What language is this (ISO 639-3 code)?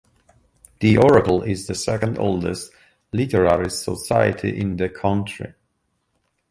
eng